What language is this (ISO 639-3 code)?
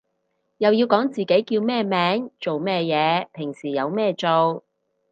yue